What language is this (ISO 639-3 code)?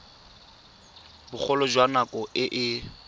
tsn